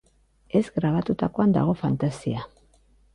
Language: Basque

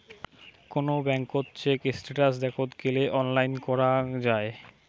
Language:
Bangla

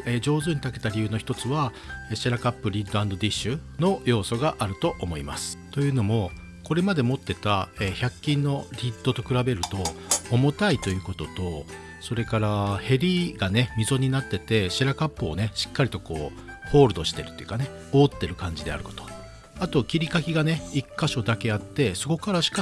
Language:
Japanese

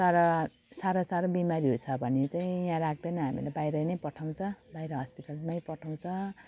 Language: Nepali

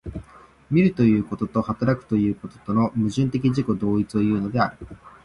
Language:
Japanese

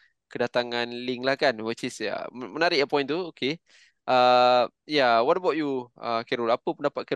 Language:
Malay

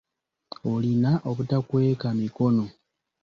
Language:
Ganda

